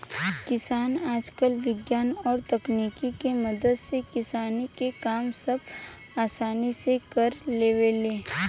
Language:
Bhojpuri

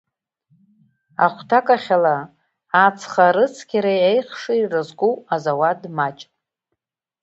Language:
Abkhazian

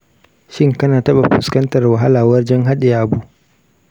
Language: Hausa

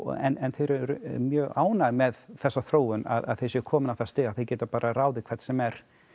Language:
Icelandic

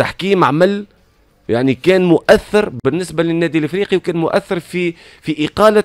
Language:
Arabic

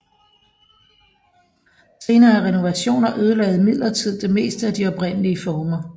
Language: Danish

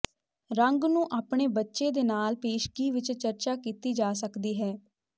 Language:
Punjabi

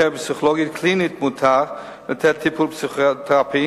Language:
Hebrew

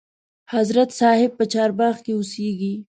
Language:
Pashto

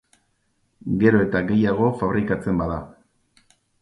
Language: Basque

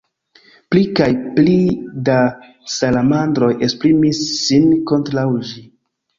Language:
Esperanto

